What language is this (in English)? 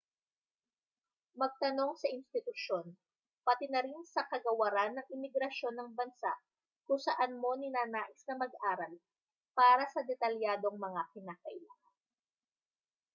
Filipino